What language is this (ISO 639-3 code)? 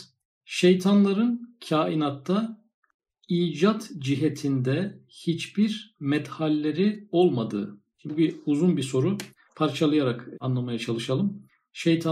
tur